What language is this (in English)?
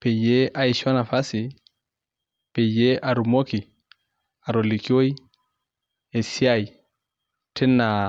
Masai